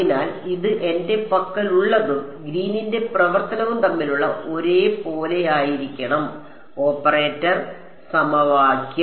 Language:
Malayalam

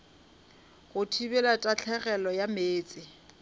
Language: Northern Sotho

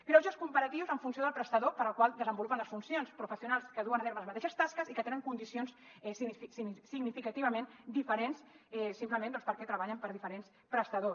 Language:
Catalan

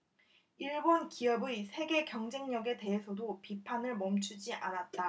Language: Korean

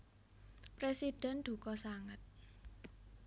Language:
Javanese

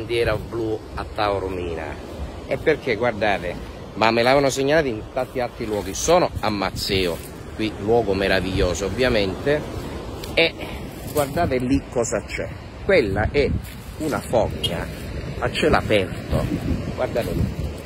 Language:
Italian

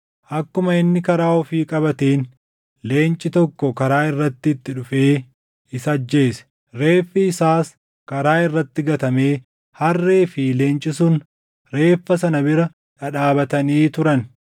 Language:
Oromo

